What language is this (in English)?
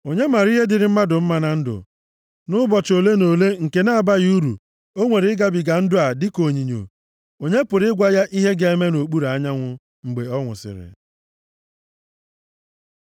Igbo